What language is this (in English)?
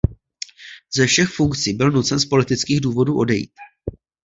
Czech